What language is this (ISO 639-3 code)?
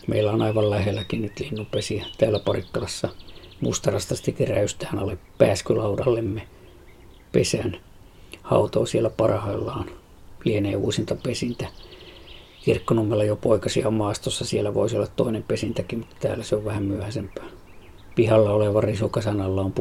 fin